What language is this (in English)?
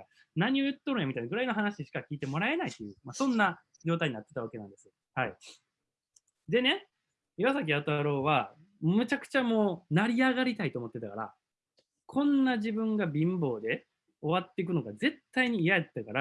Japanese